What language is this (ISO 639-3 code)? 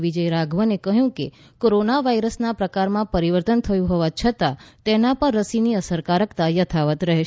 guj